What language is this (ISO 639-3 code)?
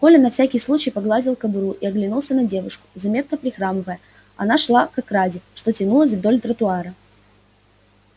rus